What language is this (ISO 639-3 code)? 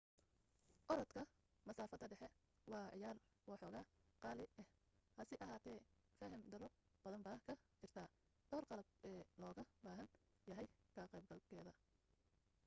som